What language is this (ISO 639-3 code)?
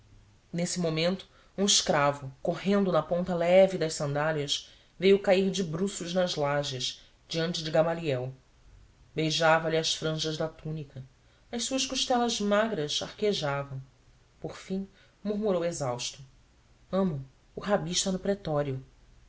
por